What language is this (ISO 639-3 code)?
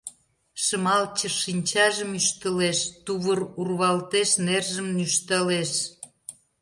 chm